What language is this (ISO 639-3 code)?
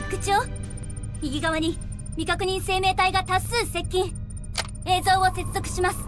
jpn